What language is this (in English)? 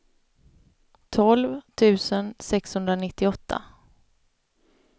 Swedish